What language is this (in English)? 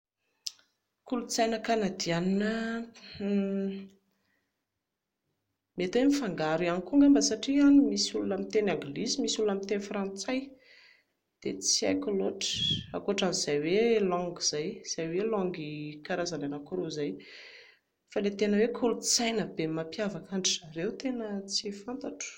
Malagasy